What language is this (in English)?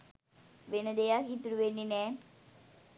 Sinhala